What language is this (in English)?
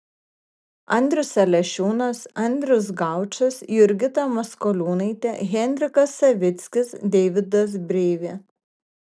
Lithuanian